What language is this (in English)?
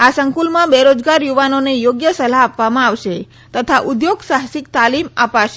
Gujarati